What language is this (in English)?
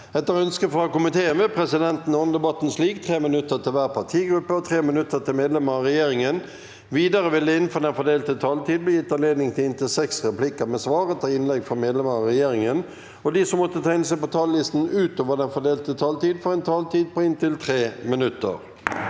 Norwegian